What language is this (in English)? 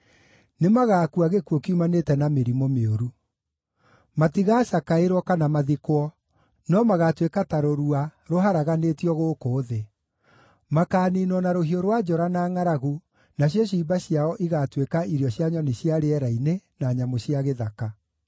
Kikuyu